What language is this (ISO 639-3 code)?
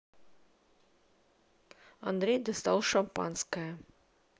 rus